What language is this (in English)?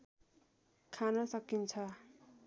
Nepali